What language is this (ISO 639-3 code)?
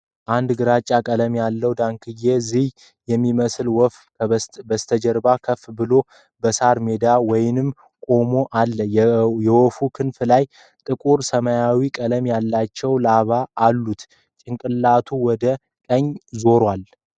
amh